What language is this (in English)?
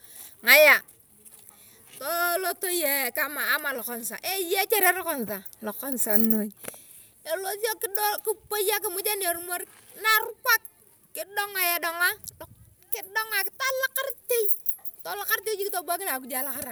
Turkana